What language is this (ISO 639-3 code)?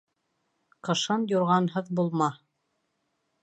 bak